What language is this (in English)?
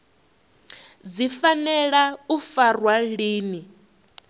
Venda